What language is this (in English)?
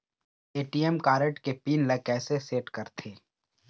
Chhattisgarhi